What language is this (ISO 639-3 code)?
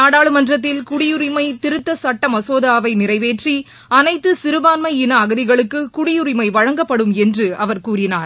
tam